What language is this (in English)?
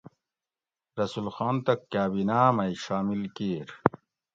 Gawri